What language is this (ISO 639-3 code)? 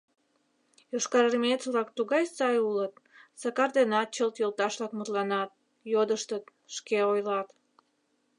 chm